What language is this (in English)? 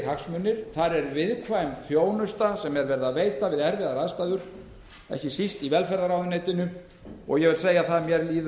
Icelandic